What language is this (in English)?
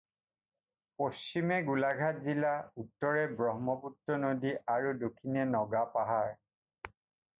Assamese